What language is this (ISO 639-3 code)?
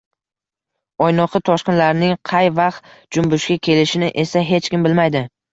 uzb